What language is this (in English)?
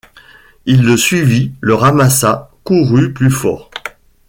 French